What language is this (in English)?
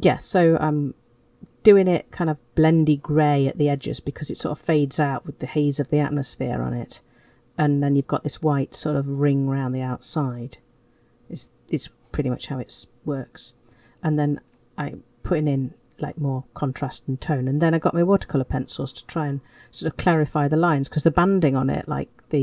English